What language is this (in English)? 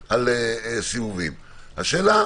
Hebrew